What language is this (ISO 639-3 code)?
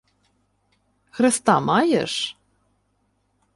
ukr